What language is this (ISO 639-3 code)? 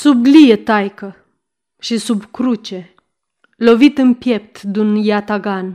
ron